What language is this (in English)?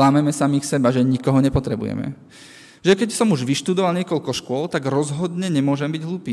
Slovak